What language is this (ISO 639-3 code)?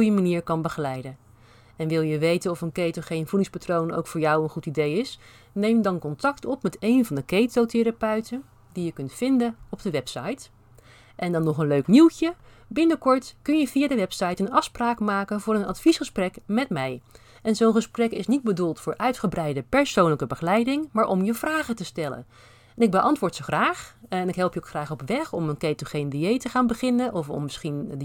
nld